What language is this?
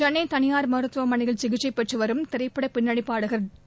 Tamil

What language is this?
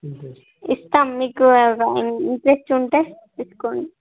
Telugu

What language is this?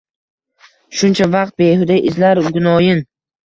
Uzbek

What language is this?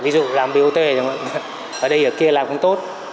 Vietnamese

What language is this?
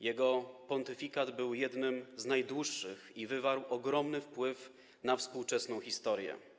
Polish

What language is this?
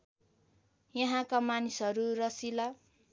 Nepali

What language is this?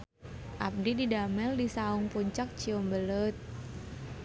Sundanese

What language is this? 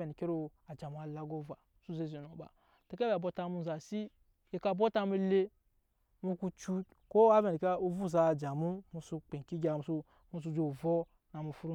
Nyankpa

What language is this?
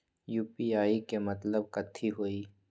Magahi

